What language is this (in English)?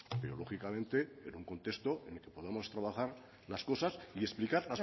Spanish